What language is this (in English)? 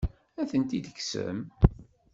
Kabyle